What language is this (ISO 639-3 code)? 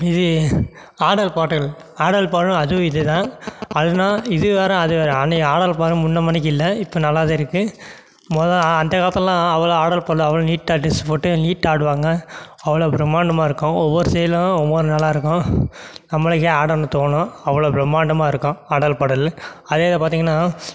tam